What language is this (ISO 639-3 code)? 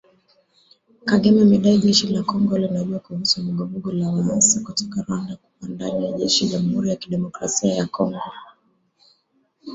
swa